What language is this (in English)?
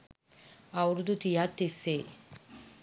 Sinhala